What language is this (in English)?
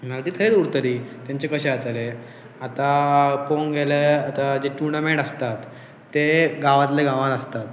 Konkani